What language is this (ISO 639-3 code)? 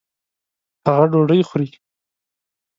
pus